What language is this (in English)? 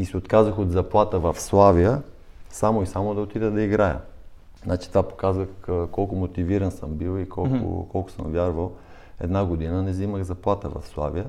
Bulgarian